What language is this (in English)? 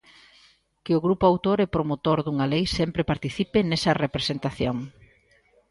Galician